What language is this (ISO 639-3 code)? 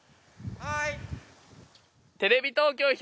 jpn